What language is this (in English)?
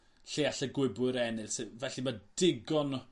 Welsh